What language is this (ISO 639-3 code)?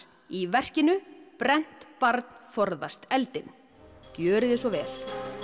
isl